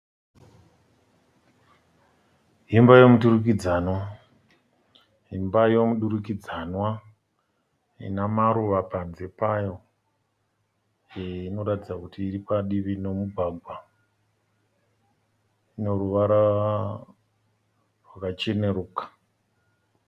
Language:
Shona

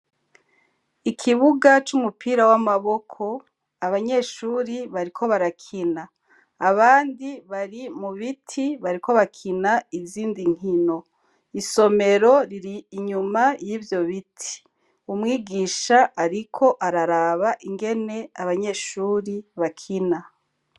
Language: Rundi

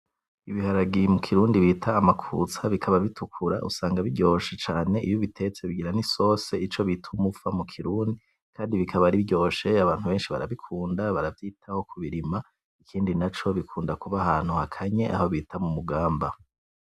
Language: Rundi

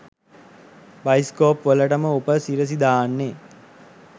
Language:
Sinhala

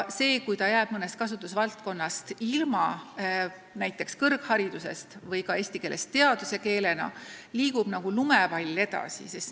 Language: Estonian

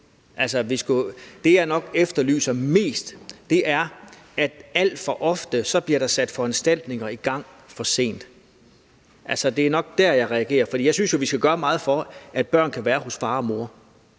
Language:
Danish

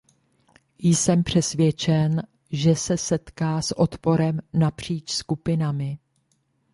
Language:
Czech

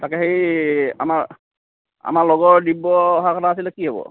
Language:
Assamese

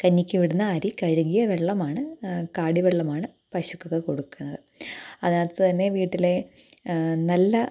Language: Malayalam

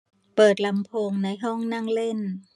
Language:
Thai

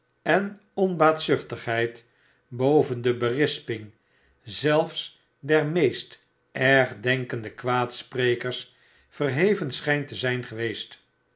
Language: Dutch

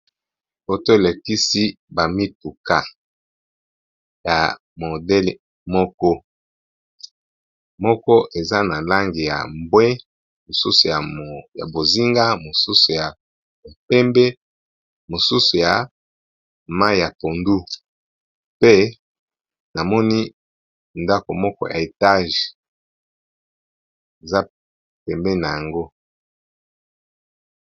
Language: Lingala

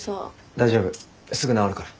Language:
Japanese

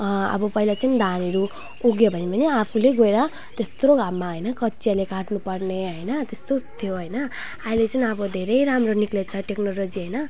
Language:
Nepali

